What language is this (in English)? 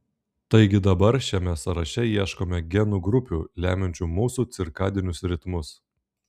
Lithuanian